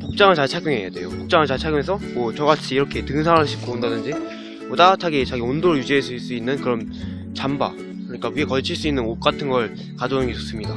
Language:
Korean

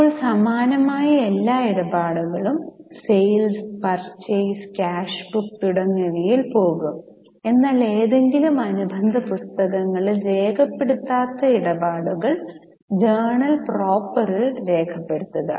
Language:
Malayalam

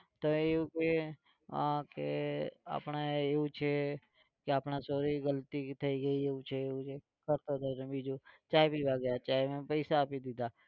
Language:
Gujarati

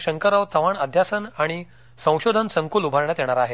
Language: Marathi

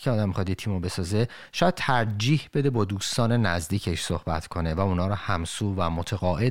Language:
Persian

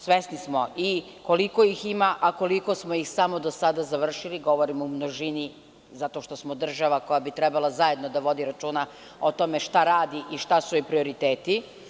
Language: Serbian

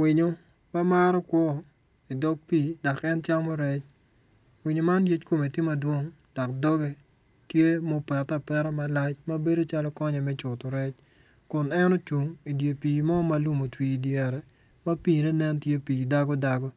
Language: Acoli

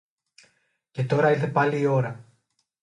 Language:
Greek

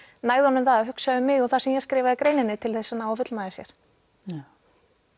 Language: Icelandic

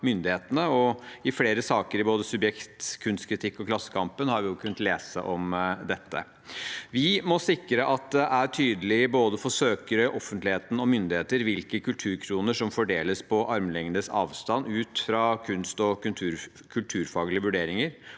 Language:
Norwegian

